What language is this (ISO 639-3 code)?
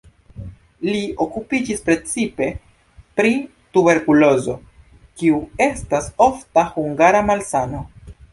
epo